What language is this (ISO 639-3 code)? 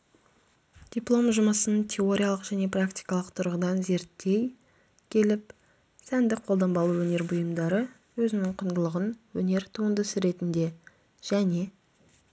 kaz